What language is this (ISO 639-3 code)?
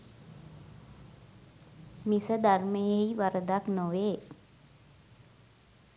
sin